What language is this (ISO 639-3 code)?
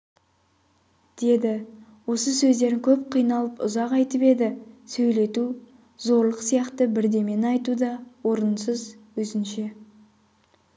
kaz